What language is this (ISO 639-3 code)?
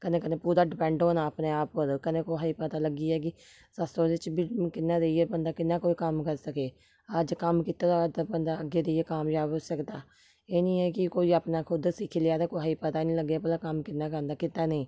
doi